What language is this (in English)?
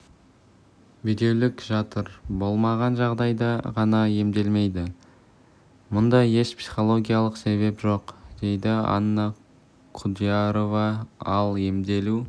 Kazakh